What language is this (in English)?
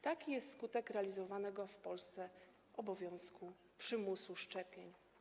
Polish